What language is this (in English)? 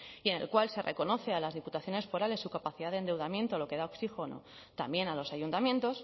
Spanish